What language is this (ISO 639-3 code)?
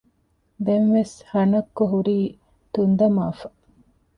div